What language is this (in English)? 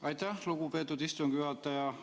Estonian